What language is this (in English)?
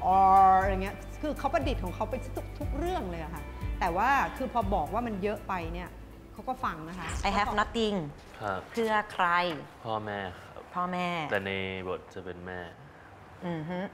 Thai